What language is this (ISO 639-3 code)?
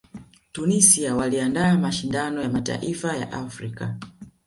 swa